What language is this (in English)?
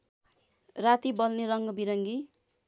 Nepali